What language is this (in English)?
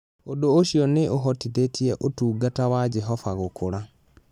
Kikuyu